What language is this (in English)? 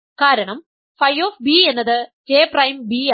Malayalam